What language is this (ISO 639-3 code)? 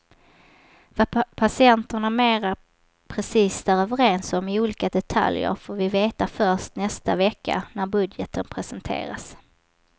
swe